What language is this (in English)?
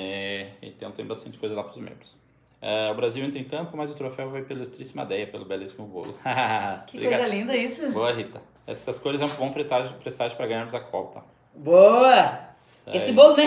Portuguese